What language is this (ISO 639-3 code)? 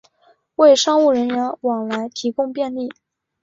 zho